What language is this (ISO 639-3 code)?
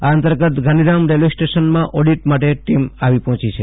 guj